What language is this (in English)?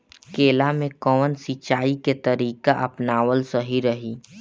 Bhojpuri